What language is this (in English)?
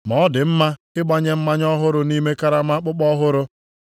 Igbo